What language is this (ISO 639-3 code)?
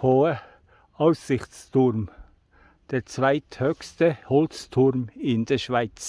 deu